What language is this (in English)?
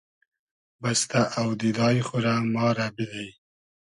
Hazaragi